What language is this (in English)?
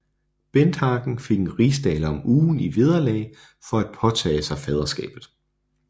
Danish